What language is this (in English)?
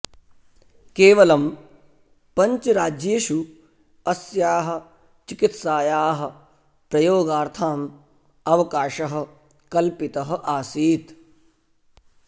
Sanskrit